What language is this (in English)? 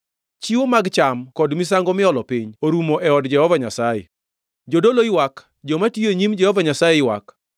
Luo (Kenya and Tanzania)